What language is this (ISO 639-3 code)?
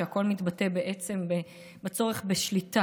heb